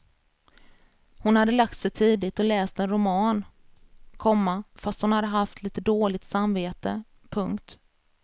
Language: Swedish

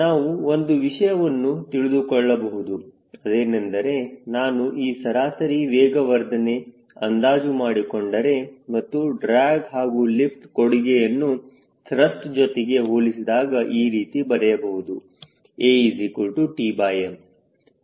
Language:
Kannada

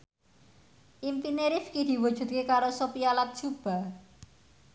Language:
Javanese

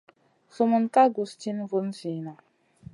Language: Masana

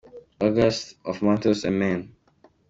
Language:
Kinyarwanda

